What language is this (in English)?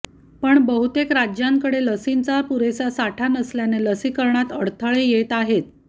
Marathi